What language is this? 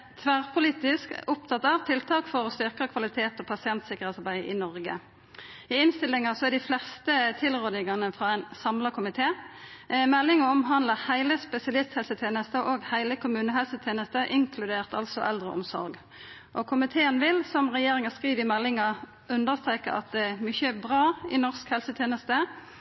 Norwegian Nynorsk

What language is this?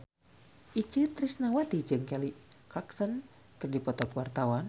Sundanese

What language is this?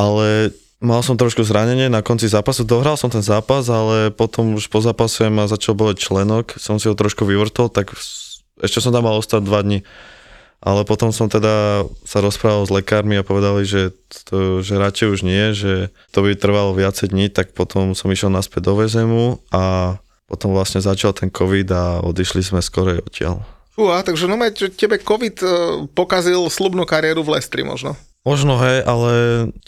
Slovak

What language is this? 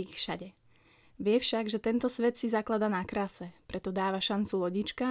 Slovak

